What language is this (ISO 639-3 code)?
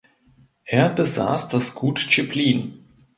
deu